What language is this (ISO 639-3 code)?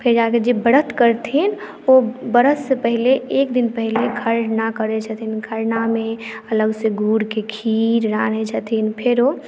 mai